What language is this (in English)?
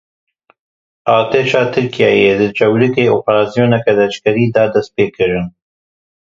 Kurdish